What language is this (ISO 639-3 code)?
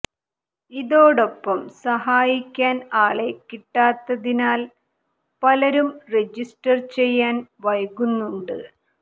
mal